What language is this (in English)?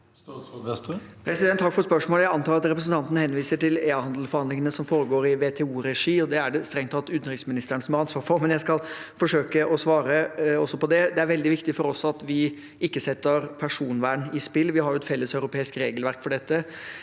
Norwegian